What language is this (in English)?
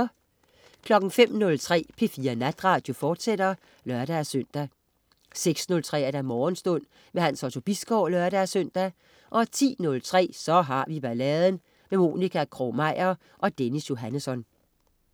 Danish